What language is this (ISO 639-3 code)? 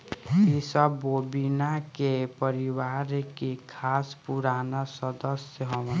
bho